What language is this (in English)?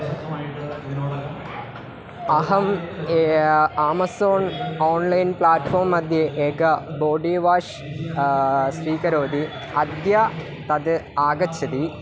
Sanskrit